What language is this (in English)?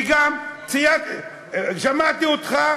Hebrew